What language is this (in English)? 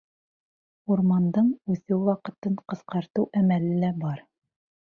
Bashkir